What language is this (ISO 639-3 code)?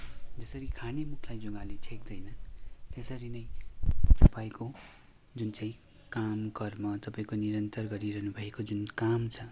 nep